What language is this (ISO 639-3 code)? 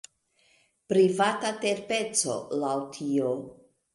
epo